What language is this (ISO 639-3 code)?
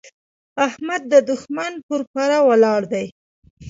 pus